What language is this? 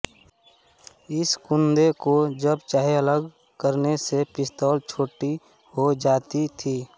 Hindi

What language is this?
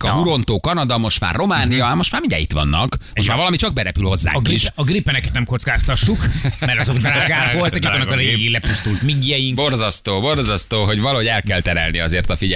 Hungarian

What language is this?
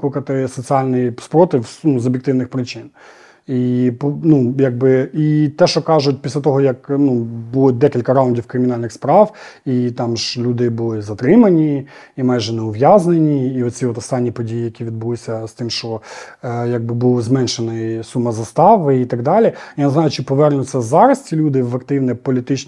Ukrainian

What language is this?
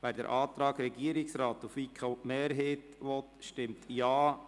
Swiss German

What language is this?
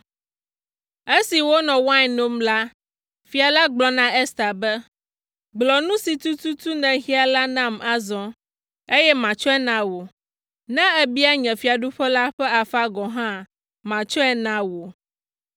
Ewe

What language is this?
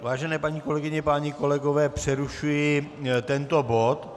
Czech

